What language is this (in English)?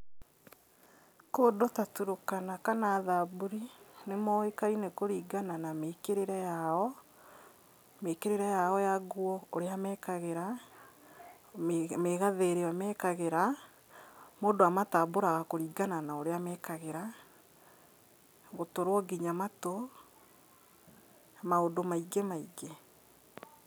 Kikuyu